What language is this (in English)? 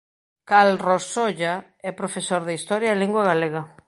Galician